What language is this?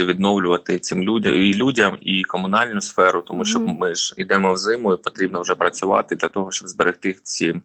Ukrainian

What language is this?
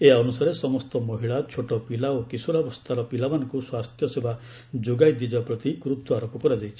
Odia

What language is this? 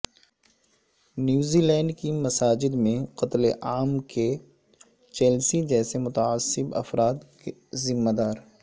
Urdu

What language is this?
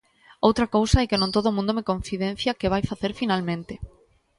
Galician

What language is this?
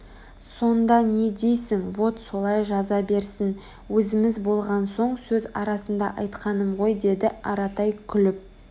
Kazakh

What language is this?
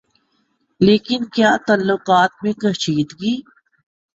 Urdu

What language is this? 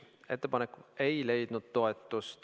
Estonian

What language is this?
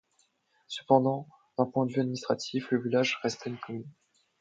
French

